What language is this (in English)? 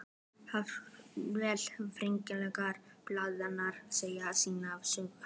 Icelandic